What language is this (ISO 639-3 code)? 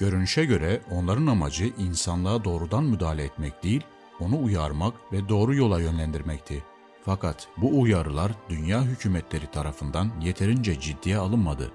tur